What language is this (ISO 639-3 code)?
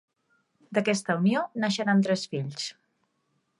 cat